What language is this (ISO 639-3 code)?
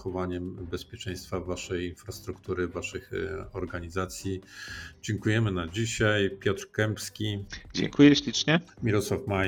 pol